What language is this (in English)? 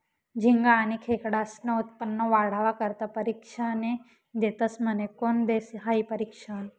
Marathi